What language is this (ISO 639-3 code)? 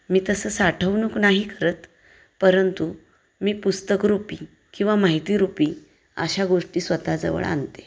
mar